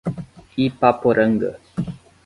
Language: Portuguese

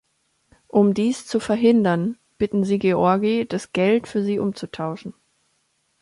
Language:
German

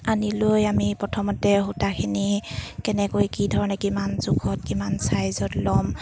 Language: Assamese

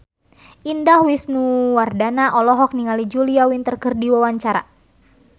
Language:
Sundanese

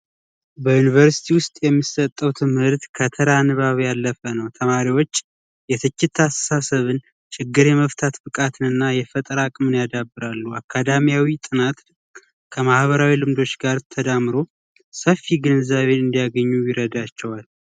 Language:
Amharic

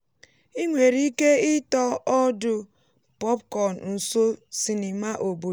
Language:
Igbo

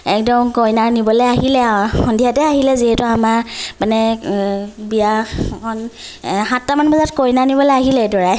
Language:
Assamese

